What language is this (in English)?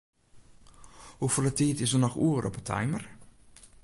Western Frisian